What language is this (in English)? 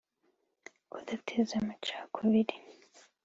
Kinyarwanda